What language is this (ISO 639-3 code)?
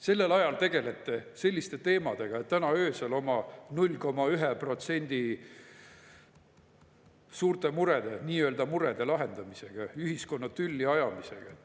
est